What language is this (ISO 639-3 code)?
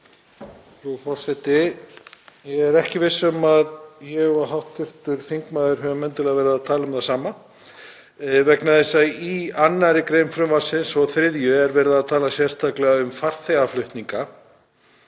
isl